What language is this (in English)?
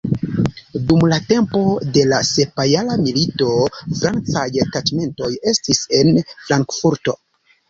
Esperanto